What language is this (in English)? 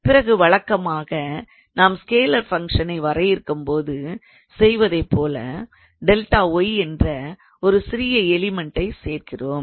Tamil